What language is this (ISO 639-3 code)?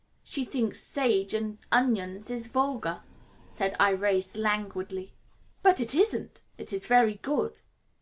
eng